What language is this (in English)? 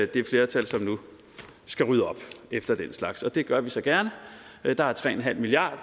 Danish